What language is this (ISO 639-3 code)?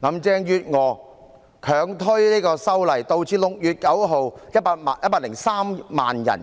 yue